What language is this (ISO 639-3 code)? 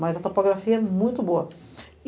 por